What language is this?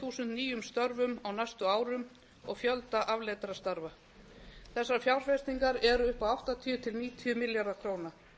Icelandic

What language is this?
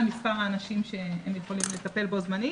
Hebrew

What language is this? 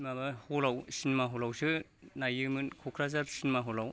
Bodo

